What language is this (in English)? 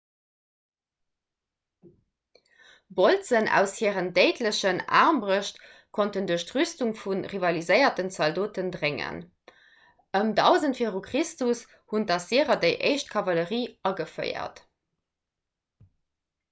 Luxembourgish